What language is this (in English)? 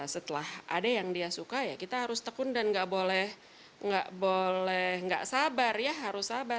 Indonesian